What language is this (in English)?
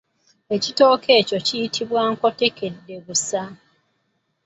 Ganda